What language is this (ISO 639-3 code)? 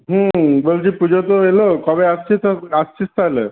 ben